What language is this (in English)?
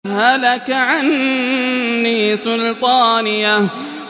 Arabic